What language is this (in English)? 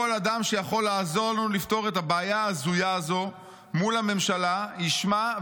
Hebrew